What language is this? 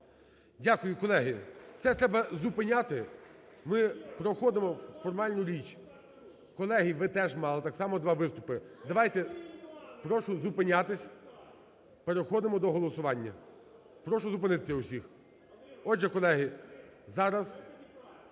Ukrainian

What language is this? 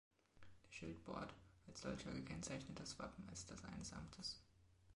German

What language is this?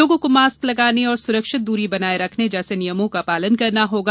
Hindi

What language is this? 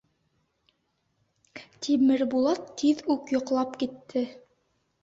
Bashkir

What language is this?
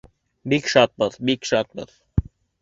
Bashkir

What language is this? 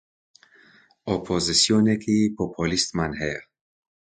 Central Kurdish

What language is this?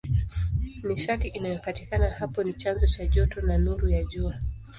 Swahili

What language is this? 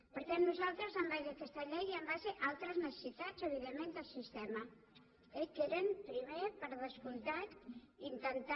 Catalan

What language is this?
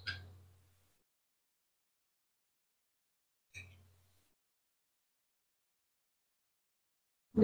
Arabic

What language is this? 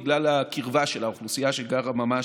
Hebrew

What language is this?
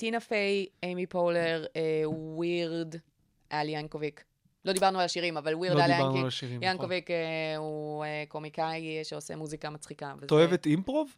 Hebrew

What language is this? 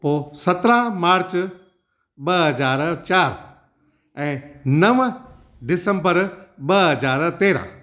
Sindhi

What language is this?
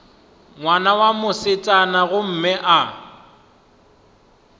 Northern Sotho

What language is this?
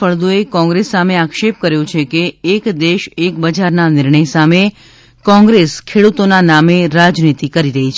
Gujarati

